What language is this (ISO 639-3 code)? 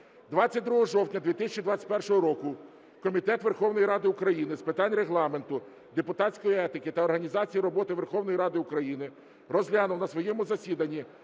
ukr